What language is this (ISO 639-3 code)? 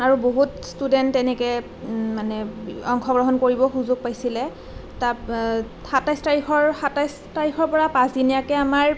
asm